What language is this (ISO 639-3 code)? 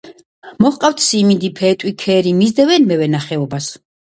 kat